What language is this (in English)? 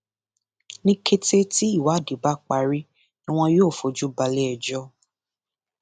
Yoruba